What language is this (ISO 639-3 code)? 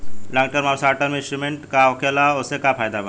bho